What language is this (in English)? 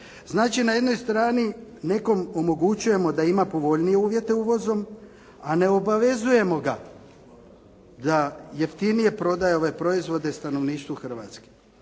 Croatian